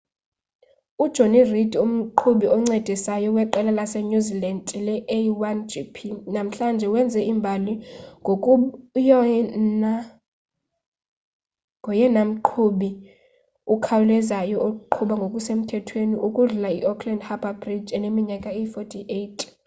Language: Xhosa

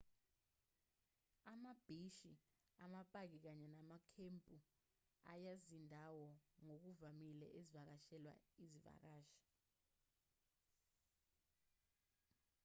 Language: Zulu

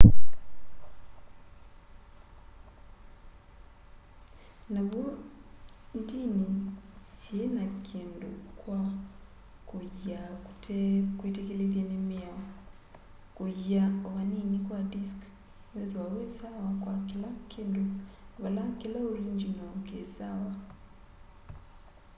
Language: Kamba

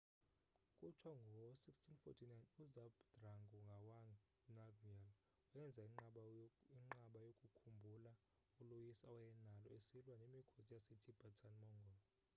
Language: Xhosa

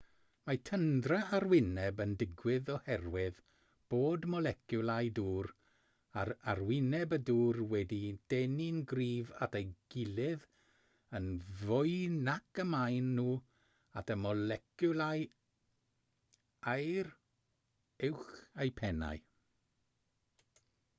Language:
Welsh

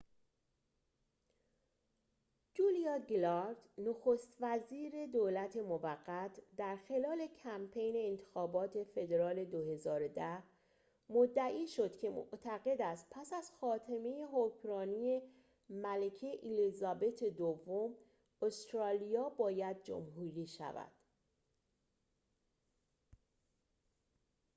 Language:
Persian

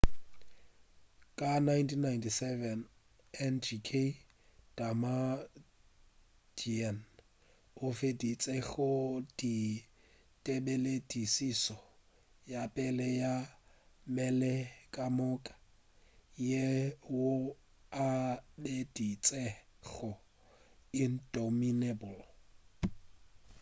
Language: Northern Sotho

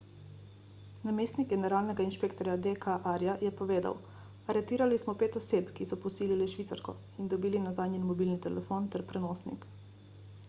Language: Slovenian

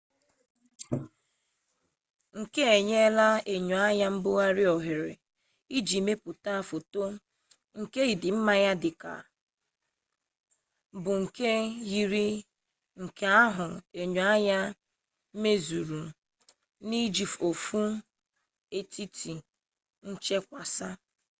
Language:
Igbo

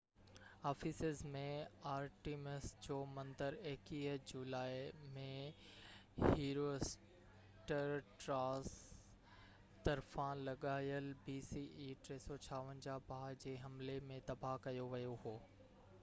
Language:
Sindhi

